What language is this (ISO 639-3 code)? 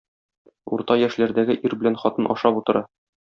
tat